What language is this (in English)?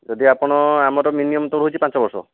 Odia